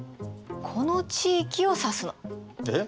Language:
Japanese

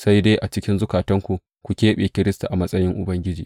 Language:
Hausa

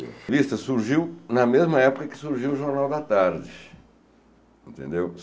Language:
Portuguese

